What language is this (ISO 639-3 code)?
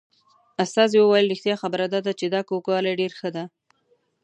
pus